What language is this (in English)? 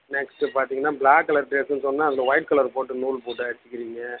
Tamil